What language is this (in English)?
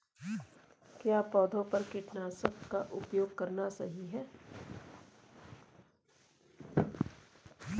Hindi